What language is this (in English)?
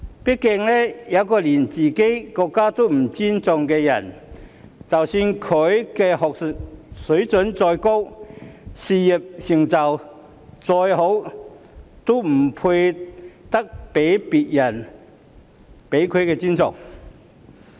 Cantonese